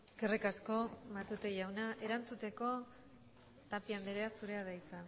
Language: Basque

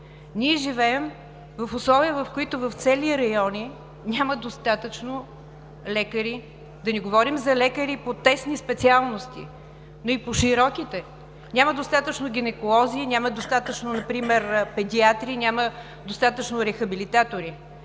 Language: Bulgarian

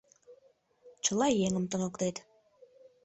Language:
Mari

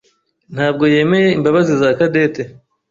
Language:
Kinyarwanda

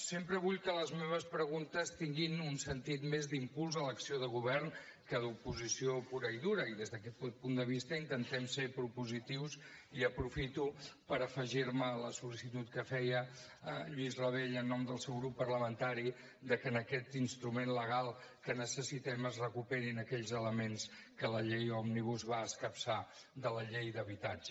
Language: Catalan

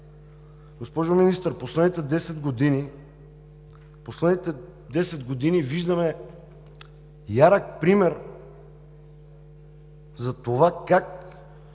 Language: Bulgarian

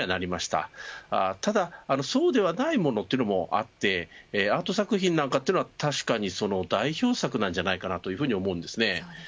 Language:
Japanese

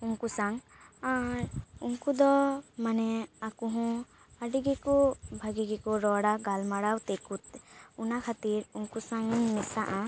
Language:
Santali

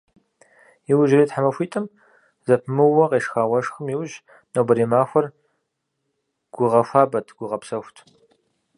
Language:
Kabardian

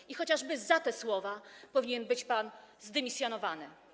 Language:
Polish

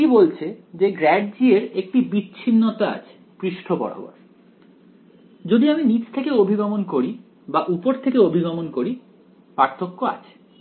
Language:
Bangla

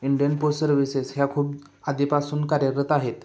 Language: Marathi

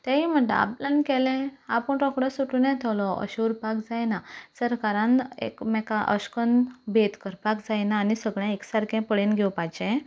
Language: Konkani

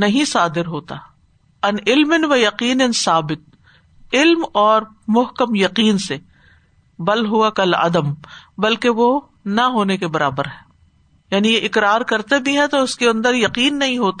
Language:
Urdu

